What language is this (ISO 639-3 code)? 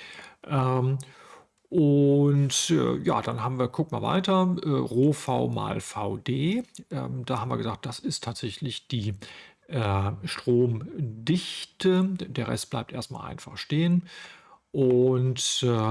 deu